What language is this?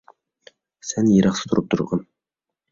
Uyghur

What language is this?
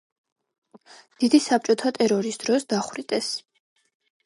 Georgian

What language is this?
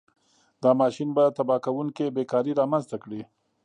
Pashto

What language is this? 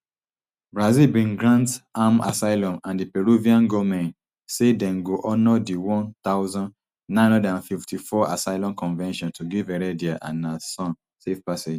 Nigerian Pidgin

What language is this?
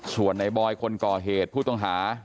Thai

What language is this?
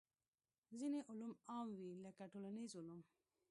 Pashto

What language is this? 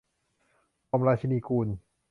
Thai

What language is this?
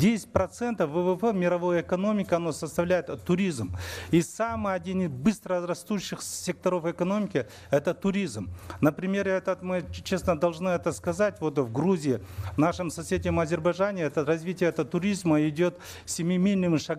Russian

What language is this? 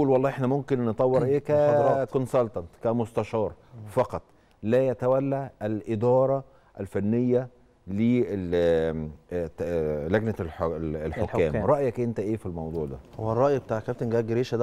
Arabic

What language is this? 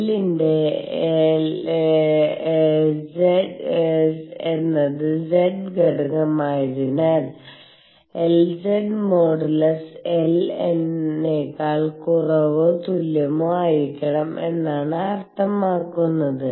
Malayalam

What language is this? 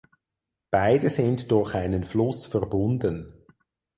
German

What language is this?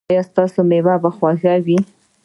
Pashto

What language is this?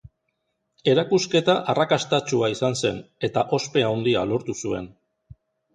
Basque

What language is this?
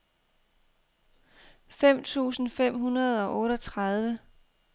Danish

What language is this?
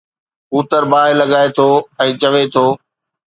Sindhi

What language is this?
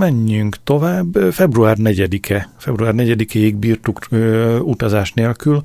Hungarian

